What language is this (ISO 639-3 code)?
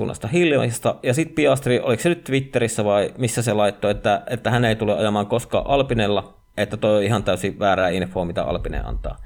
fin